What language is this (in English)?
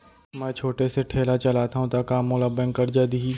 Chhattisgarhi